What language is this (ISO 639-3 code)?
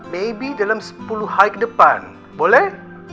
ind